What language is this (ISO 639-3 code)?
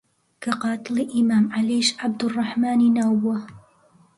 ckb